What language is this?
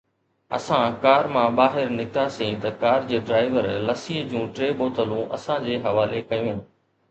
Sindhi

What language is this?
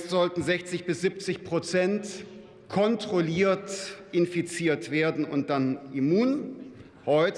German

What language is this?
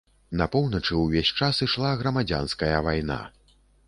Belarusian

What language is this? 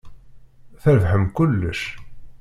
Kabyle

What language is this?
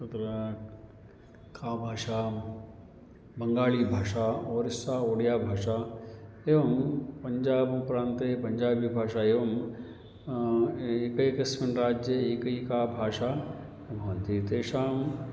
Sanskrit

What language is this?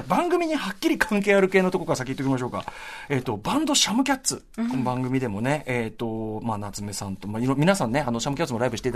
Japanese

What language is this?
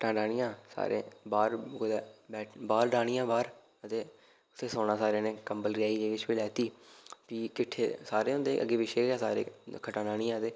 Dogri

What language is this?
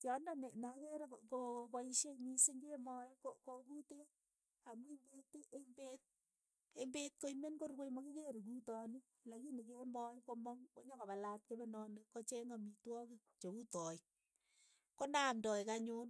Keiyo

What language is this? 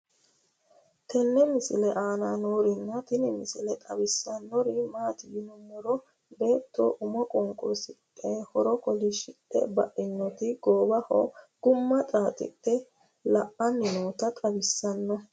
Sidamo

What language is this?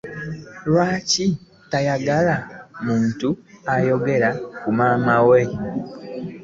Ganda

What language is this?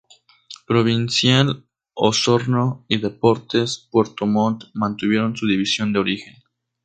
Spanish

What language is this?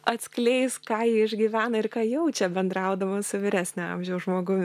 Lithuanian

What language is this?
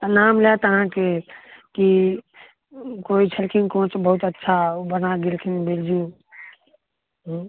Maithili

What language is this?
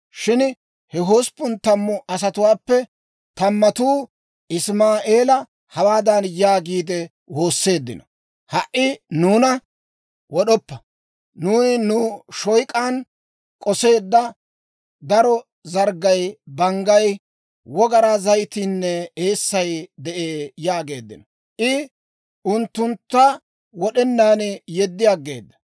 Dawro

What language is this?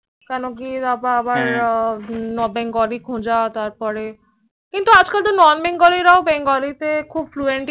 Bangla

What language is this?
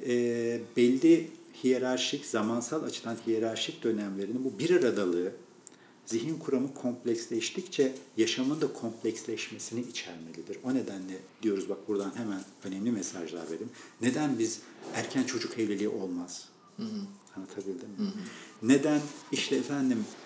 Turkish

